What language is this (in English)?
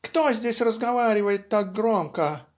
Russian